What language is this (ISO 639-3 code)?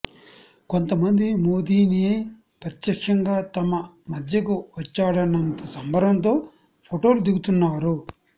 tel